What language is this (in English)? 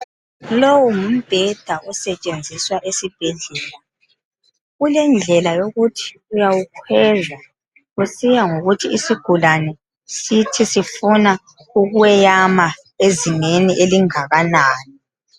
North Ndebele